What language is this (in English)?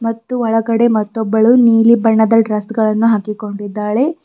Kannada